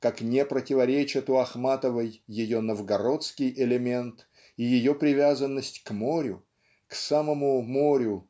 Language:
Russian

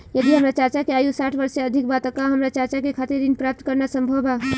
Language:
Bhojpuri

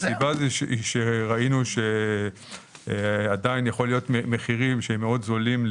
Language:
Hebrew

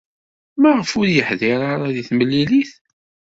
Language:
Kabyle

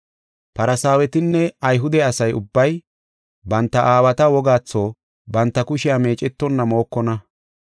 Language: Gofa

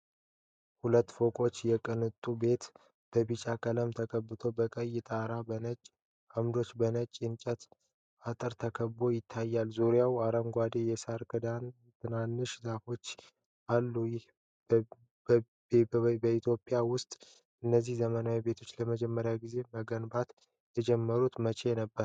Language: Amharic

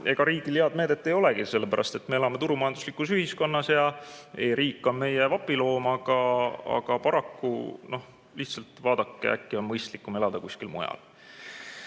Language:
Estonian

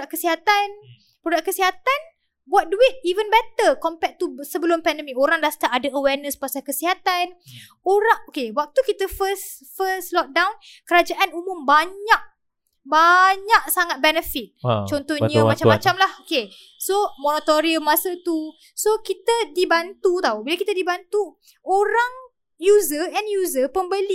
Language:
Malay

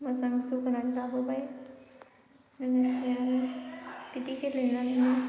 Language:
Bodo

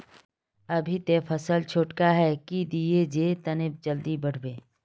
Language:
Magahi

